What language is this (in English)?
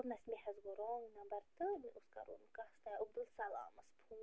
Kashmiri